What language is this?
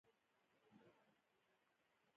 Pashto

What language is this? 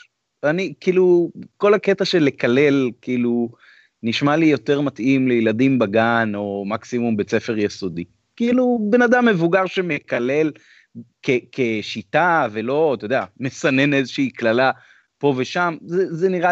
Hebrew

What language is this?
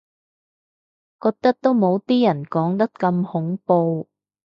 Cantonese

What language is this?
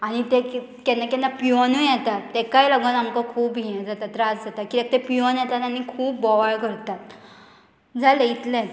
Konkani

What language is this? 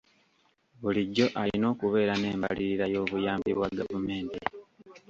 Ganda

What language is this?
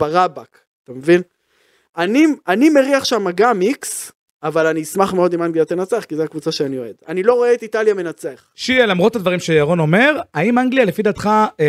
Hebrew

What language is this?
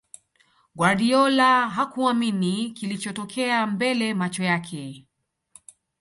Swahili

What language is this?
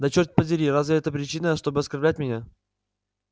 Russian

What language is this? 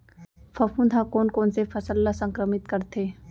Chhattisgarhi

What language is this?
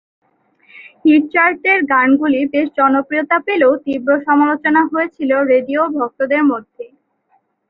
Bangla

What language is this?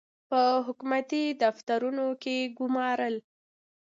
Pashto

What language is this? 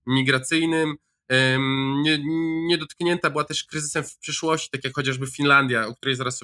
Polish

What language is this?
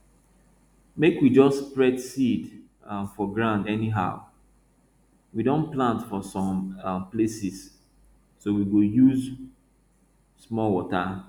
Nigerian Pidgin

